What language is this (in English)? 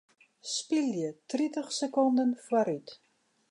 Western Frisian